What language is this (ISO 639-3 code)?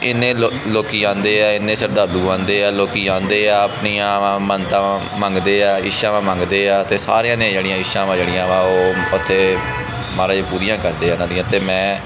pan